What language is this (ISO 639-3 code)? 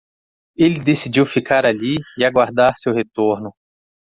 por